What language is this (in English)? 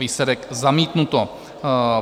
Czech